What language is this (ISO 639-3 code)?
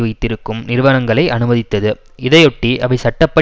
tam